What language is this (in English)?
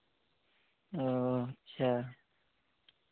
Santali